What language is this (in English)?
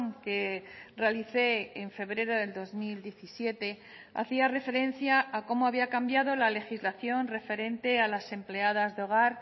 Spanish